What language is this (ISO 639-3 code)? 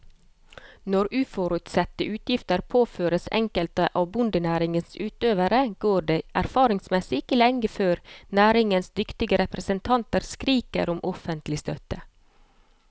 nor